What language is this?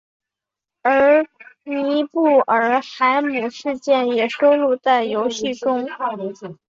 Chinese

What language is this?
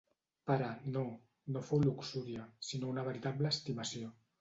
Catalan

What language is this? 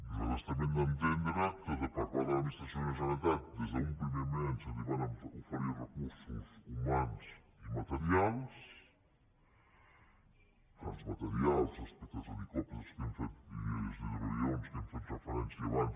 Catalan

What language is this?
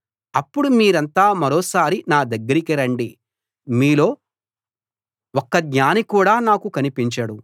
Telugu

